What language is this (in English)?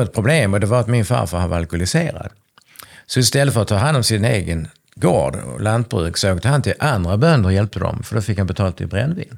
Swedish